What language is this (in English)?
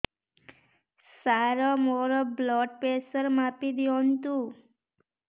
Odia